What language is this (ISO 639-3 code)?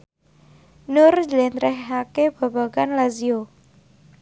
jav